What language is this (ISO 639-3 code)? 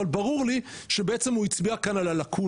heb